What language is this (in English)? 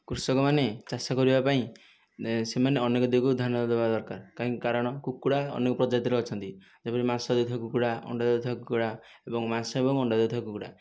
Odia